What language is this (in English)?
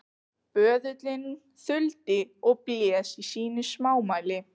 Icelandic